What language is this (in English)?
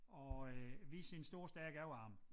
Danish